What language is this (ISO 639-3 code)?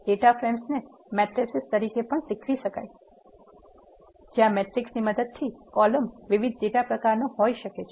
guj